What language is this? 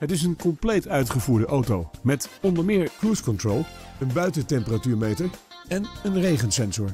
Dutch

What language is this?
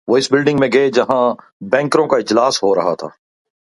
Urdu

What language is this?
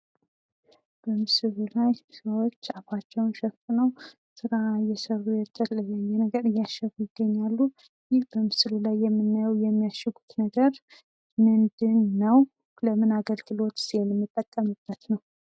Amharic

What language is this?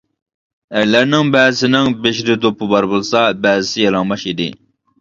Uyghur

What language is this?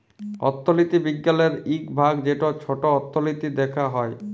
Bangla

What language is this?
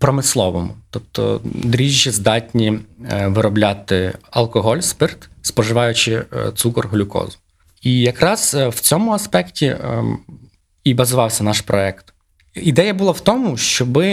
Ukrainian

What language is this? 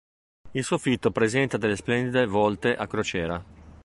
Italian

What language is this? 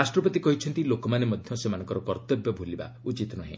Odia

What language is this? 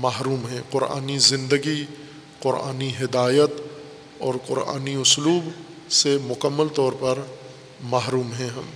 Urdu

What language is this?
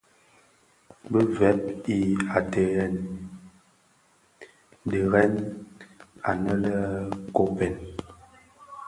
Bafia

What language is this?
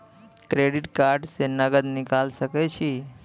Maithili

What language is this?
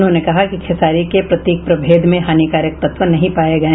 Hindi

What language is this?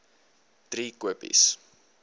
Afrikaans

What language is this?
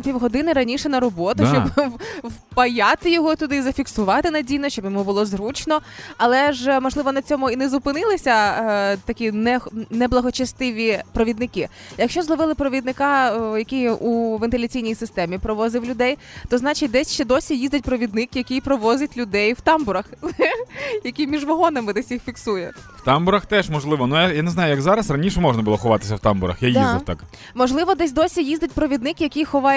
Ukrainian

